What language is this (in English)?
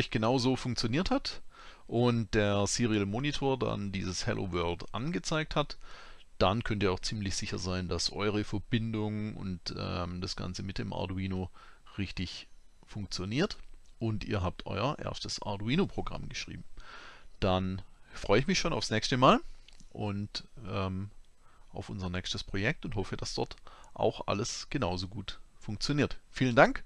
German